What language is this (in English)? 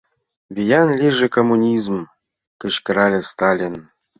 Mari